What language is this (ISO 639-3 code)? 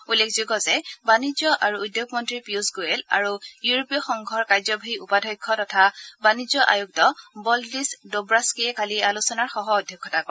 asm